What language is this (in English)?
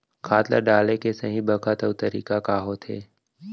Chhattisgarhi